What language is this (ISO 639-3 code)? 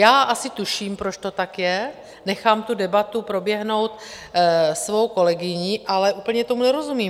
ces